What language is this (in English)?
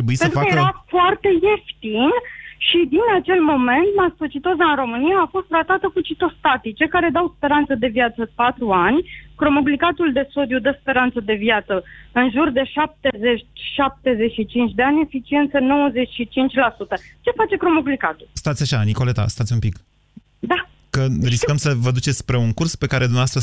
Romanian